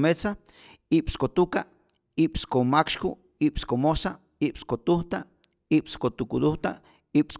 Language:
Rayón Zoque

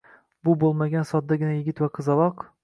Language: Uzbek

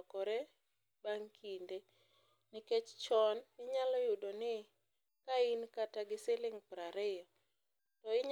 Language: Luo (Kenya and Tanzania)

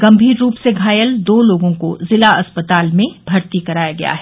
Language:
Hindi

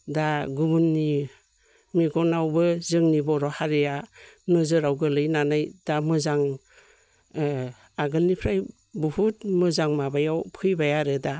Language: Bodo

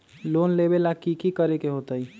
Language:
Magahi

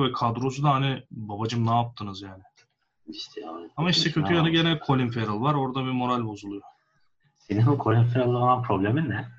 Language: Turkish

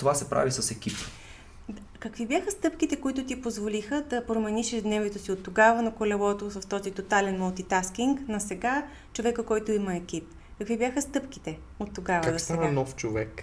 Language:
Bulgarian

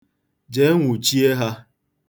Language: Igbo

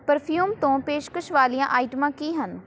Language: Punjabi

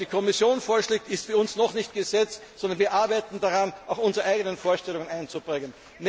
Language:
German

